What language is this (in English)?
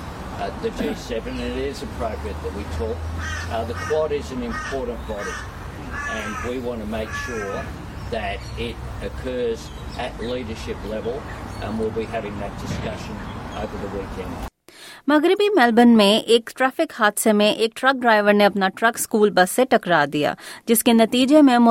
Urdu